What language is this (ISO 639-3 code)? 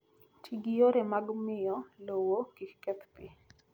luo